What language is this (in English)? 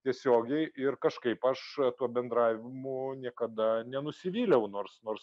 Lithuanian